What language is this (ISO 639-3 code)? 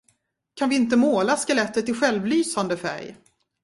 swe